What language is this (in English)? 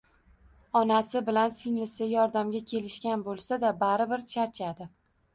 Uzbek